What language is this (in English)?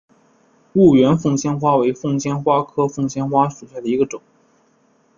Chinese